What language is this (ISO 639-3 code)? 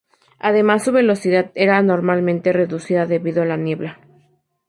spa